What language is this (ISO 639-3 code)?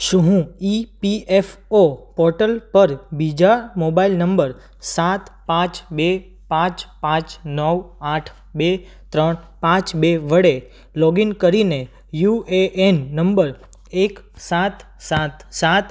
guj